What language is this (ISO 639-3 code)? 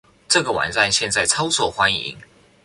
zho